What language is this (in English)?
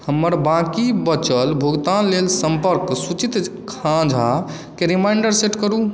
Maithili